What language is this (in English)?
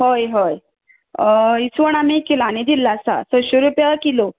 Konkani